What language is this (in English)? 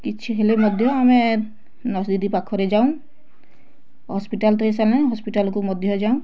Odia